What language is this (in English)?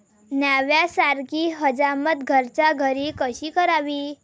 Marathi